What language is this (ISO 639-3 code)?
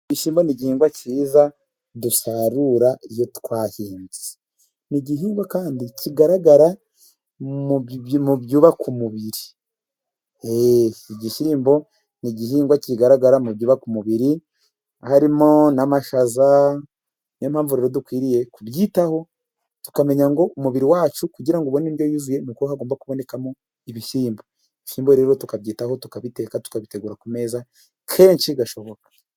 kin